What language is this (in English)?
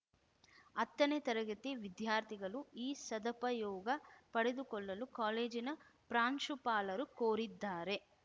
Kannada